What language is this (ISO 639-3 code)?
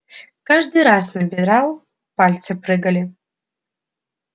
rus